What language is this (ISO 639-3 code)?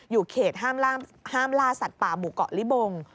tha